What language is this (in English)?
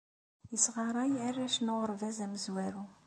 Kabyle